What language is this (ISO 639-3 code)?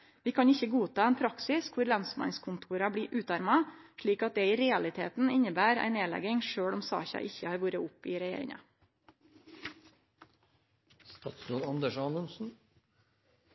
nno